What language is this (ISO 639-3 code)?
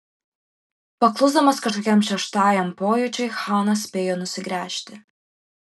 lit